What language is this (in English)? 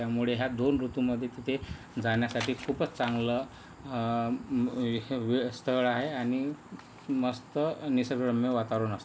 Marathi